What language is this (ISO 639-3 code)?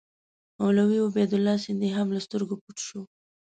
pus